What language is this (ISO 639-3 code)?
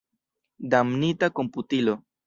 epo